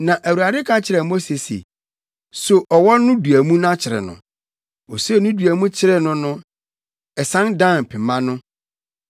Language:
Akan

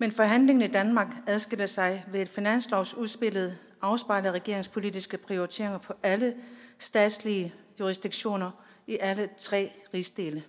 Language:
Danish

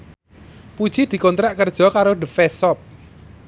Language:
Javanese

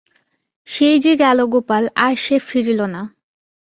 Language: Bangla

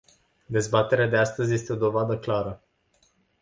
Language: Romanian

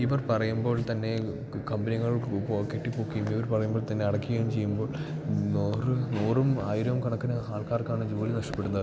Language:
Malayalam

